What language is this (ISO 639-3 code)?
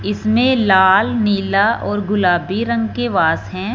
hin